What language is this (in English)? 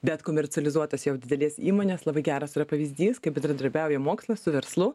Lithuanian